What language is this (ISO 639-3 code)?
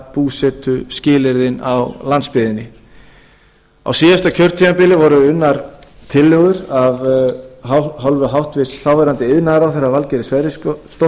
isl